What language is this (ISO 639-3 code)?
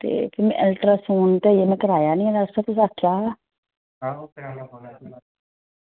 doi